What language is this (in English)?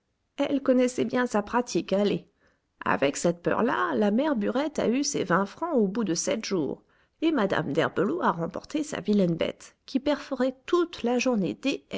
French